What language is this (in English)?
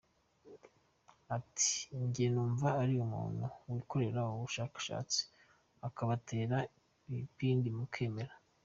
Kinyarwanda